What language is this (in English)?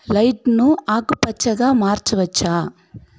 Telugu